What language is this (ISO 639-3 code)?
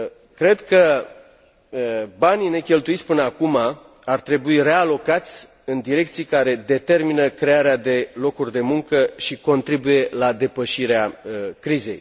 ron